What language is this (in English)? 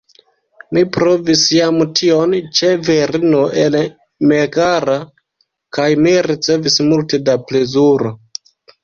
Esperanto